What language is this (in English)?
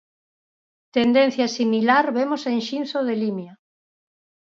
Galician